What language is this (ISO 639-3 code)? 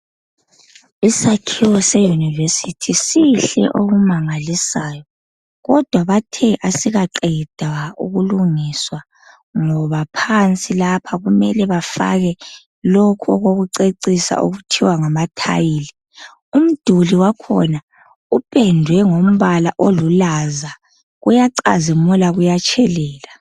nde